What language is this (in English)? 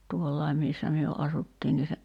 Finnish